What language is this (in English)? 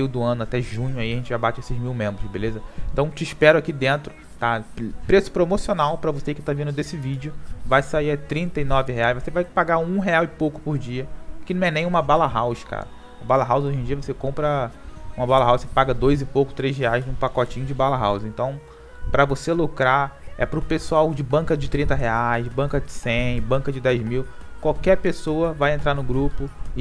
Portuguese